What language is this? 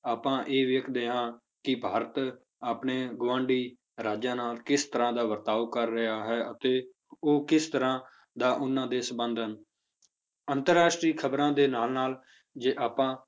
Punjabi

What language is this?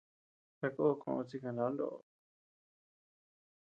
Tepeuxila Cuicatec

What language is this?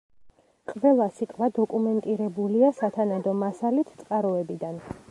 Georgian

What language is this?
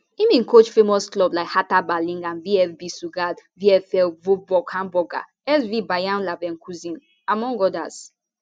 Nigerian Pidgin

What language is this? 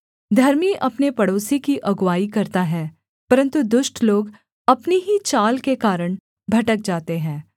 Hindi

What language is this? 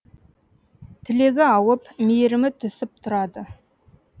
Kazakh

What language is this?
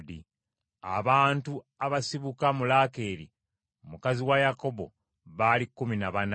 Ganda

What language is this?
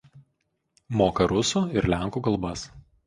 Lithuanian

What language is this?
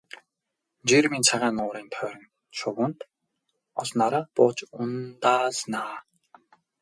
Mongolian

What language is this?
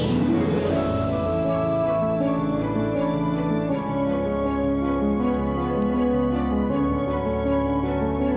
Indonesian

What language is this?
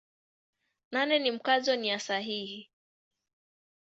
Swahili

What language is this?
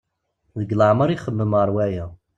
Kabyle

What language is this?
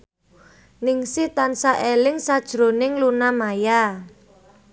Javanese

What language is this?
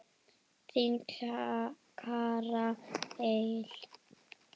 Icelandic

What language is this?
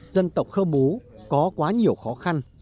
Vietnamese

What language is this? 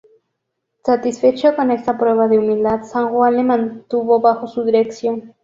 Spanish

